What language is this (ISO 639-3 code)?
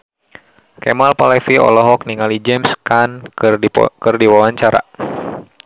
sun